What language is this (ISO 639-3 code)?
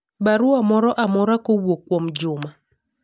luo